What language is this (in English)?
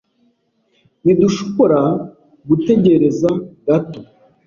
Kinyarwanda